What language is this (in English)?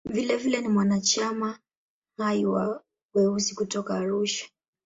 Swahili